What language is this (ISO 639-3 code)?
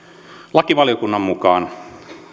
fin